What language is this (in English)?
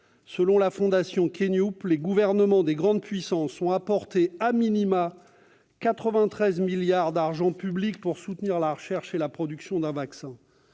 French